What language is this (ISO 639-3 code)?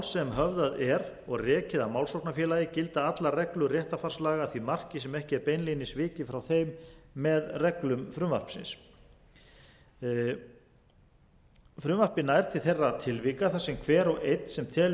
isl